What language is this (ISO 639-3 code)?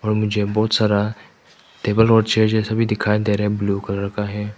hin